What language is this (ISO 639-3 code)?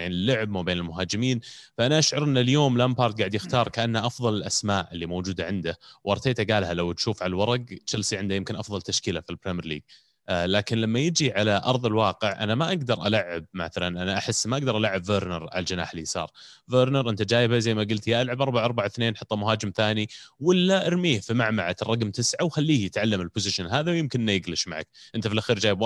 ara